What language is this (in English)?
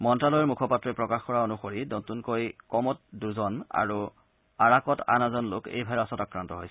Assamese